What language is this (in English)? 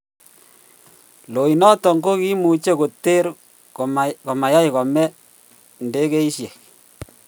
Kalenjin